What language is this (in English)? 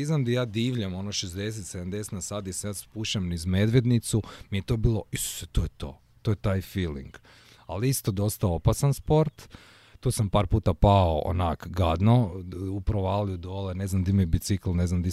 Croatian